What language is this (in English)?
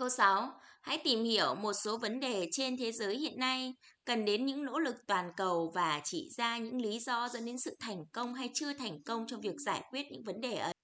Vietnamese